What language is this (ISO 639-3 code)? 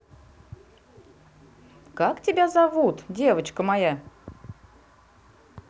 rus